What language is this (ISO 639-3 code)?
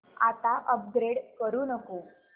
mar